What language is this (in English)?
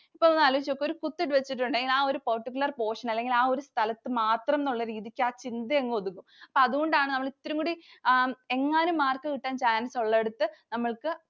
Malayalam